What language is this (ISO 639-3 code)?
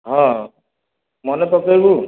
ori